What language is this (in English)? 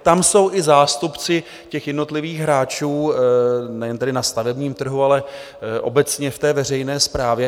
Czech